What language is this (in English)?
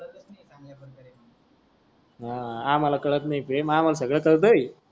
Marathi